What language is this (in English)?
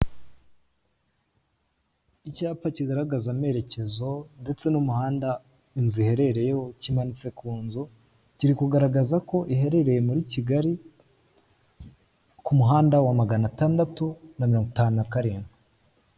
Kinyarwanda